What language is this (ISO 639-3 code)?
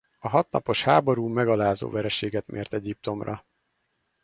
hun